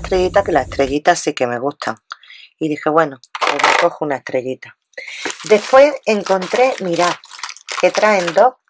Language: Spanish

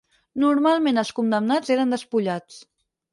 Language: Catalan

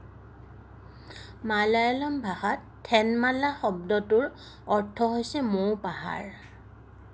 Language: Assamese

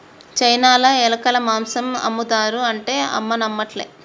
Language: Telugu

